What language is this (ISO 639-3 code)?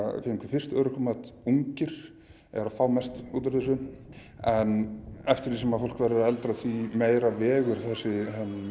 isl